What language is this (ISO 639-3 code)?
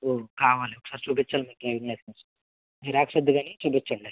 tel